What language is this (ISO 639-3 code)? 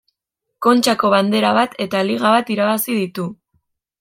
eus